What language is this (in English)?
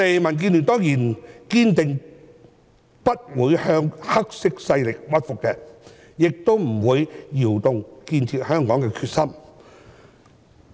Cantonese